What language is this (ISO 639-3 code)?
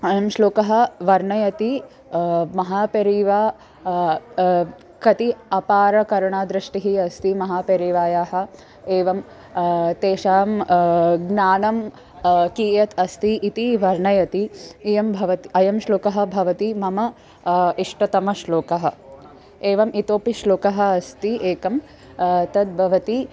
san